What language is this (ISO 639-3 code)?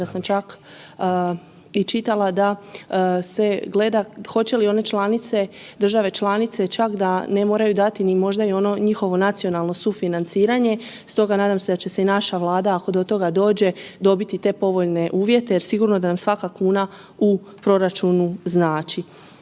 hrv